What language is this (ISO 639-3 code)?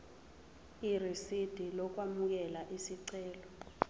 zul